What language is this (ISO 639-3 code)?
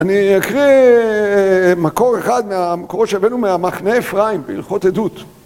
heb